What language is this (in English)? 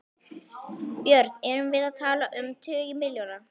Icelandic